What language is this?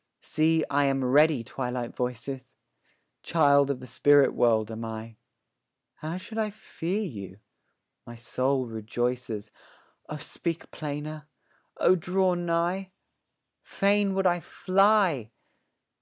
English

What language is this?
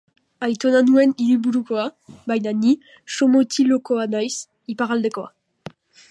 Basque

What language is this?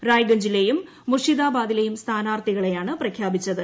Malayalam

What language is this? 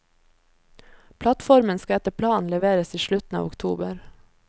Norwegian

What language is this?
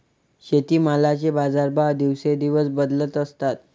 Marathi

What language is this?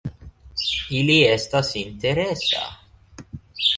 Esperanto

